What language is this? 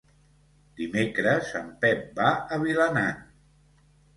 Catalan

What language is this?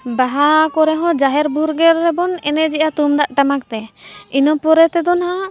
Santali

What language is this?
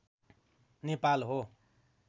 Nepali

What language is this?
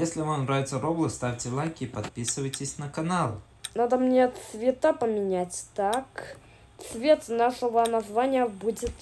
Russian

